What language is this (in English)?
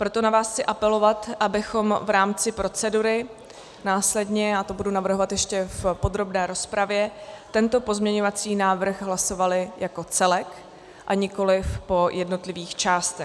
Czech